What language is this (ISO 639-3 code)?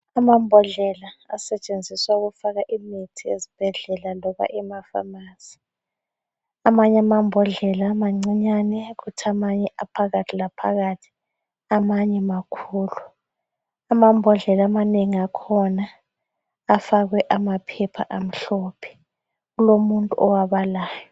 nde